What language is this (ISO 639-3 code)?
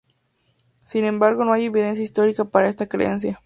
spa